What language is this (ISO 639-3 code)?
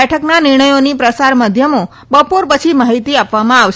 guj